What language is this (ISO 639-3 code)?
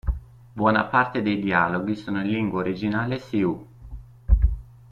ita